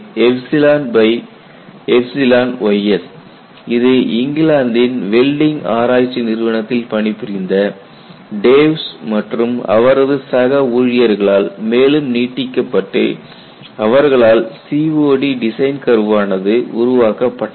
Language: Tamil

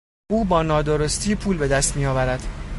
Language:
Persian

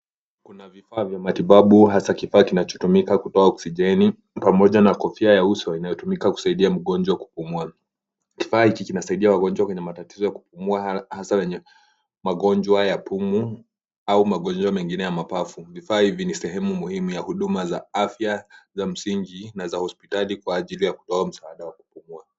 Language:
Swahili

